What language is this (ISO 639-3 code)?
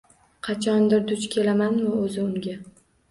uzb